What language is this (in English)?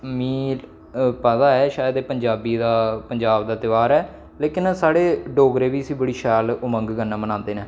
Dogri